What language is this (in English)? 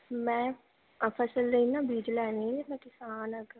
Punjabi